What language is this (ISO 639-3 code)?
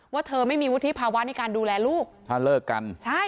tha